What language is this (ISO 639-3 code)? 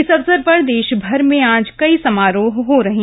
hin